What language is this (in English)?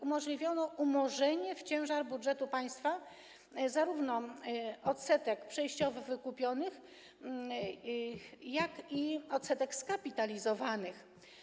Polish